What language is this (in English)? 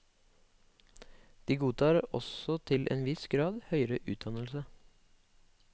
Norwegian